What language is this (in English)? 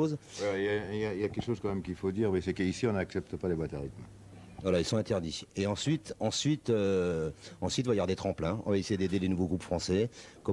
French